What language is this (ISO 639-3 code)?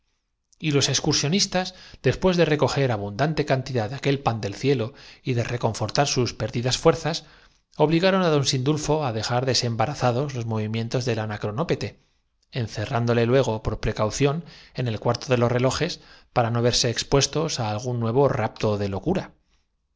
spa